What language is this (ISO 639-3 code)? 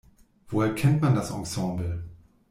deu